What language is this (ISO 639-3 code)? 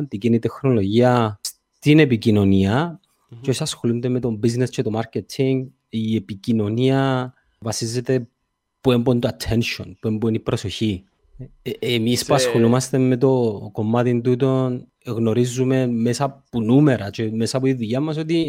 ell